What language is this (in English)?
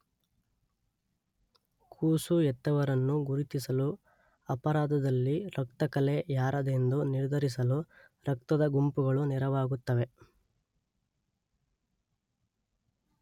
Kannada